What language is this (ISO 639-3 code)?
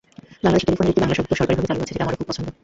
ben